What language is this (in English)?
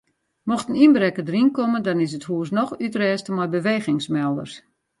Western Frisian